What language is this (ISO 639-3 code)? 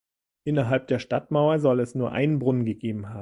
deu